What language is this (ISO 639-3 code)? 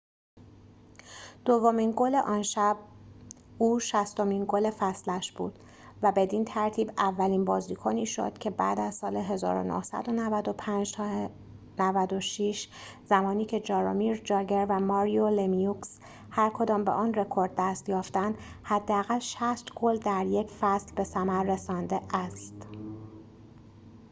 fas